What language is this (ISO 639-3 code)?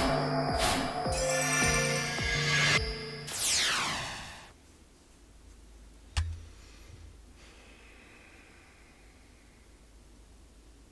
kor